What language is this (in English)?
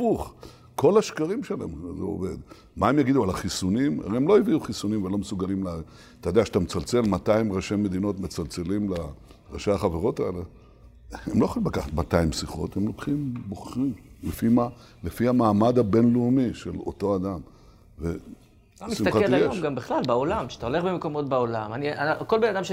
Hebrew